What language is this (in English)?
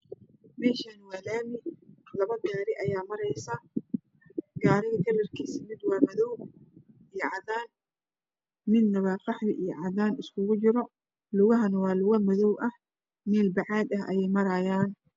Somali